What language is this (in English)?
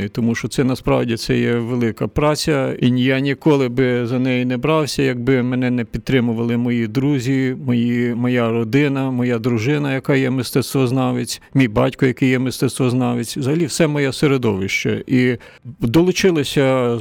Ukrainian